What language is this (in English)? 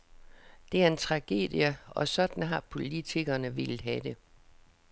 Danish